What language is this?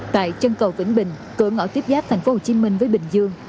Vietnamese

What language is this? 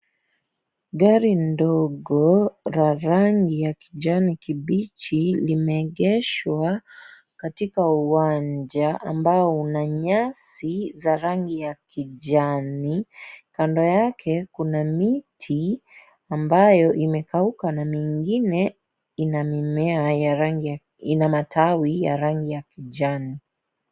Swahili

